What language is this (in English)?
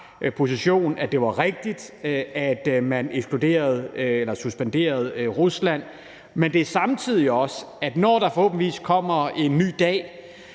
Danish